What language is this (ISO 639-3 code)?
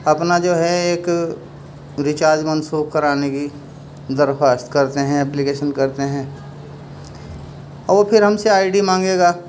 urd